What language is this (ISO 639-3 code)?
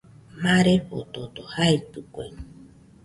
hux